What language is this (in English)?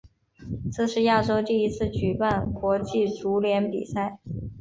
Chinese